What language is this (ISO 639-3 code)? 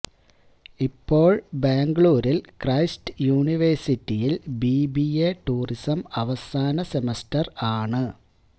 mal